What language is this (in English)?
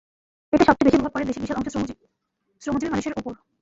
Bangla